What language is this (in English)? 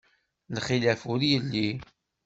Kabyle